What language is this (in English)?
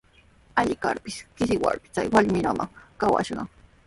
Sihuas Ancash Quechua